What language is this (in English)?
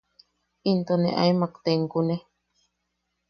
Yaqui